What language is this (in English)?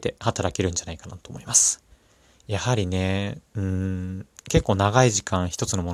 Japanese